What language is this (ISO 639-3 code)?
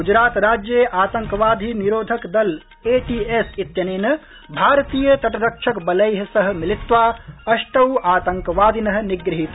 san